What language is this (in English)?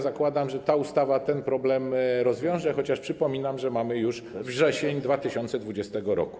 Polish